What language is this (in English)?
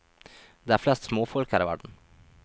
Norwegian